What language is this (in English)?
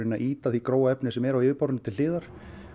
Icelandic